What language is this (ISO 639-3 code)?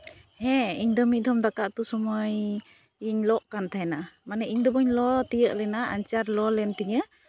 sat